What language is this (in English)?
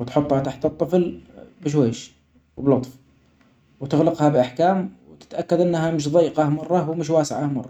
Omani Arabic